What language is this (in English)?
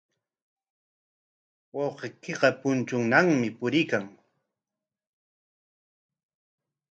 Corongo Ancash Quechua